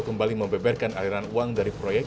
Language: Indonesian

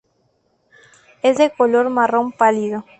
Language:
Spanish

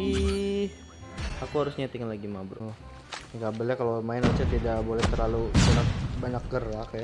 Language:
Indonesian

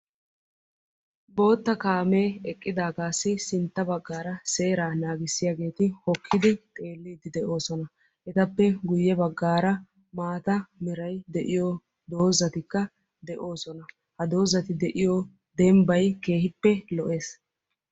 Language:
Wolaytta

